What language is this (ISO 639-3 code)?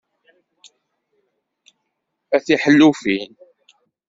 kab